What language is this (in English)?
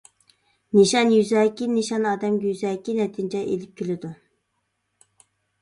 Uyghur